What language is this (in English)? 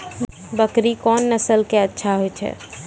Maithili